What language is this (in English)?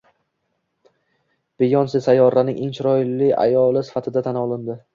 Uzbek